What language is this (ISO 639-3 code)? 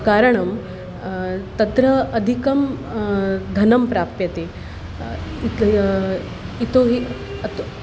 san